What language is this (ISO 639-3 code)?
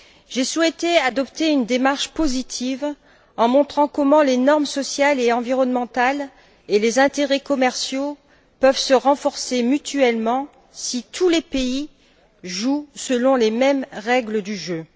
fra